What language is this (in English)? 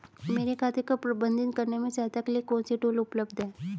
Hindi